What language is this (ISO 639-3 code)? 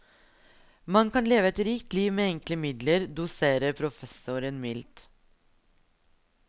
nor